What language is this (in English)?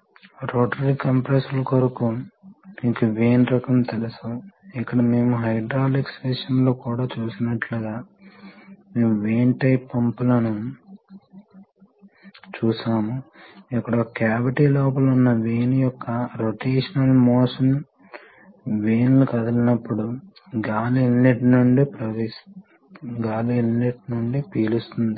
Telugu